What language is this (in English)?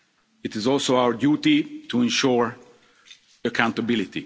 English